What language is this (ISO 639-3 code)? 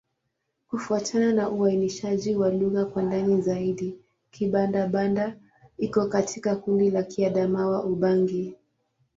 swa